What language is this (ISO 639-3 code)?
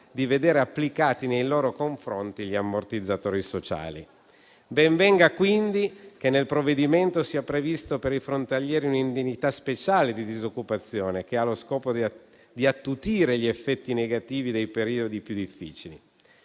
ita